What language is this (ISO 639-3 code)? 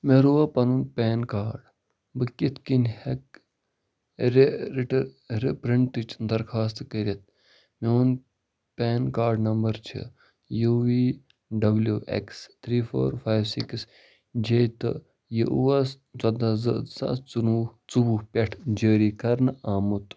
kas